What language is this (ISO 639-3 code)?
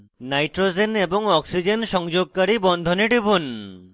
ben